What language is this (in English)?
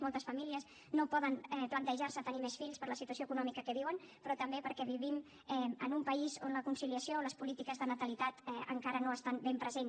Catalan